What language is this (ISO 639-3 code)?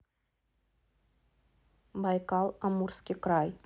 rus